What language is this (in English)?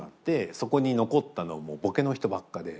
Japanese